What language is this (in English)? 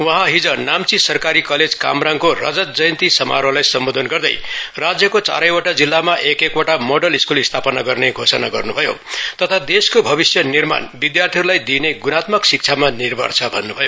Nepali